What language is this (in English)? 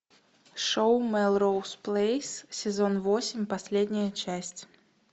Russian